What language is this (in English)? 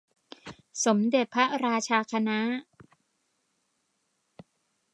Thai